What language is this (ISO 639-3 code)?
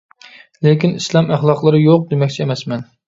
uig